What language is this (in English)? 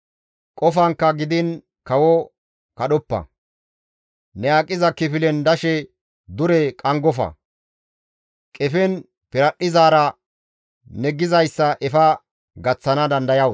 Gamo